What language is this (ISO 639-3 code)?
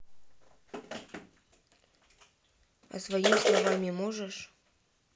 rus